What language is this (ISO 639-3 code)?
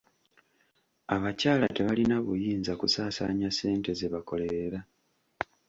lug